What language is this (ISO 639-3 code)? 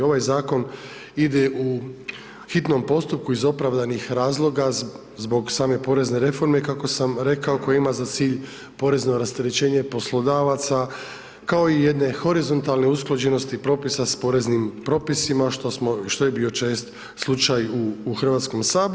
hrv